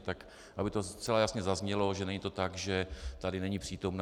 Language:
Czech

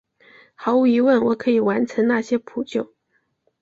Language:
Chinese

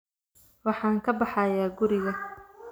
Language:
Somali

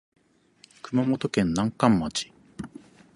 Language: Japanese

